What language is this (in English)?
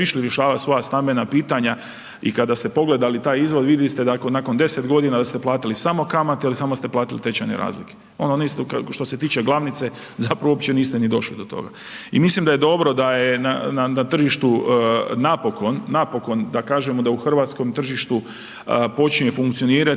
Croatian